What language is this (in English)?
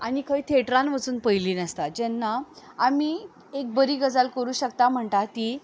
Konkani